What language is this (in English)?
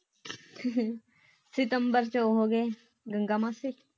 Punjabi